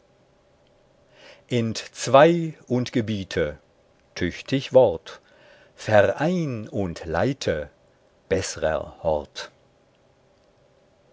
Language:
German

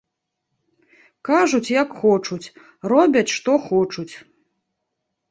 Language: Belarusian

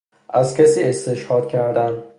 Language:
Persian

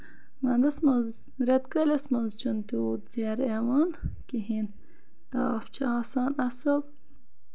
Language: Kashmiri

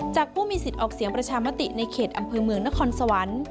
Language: Thai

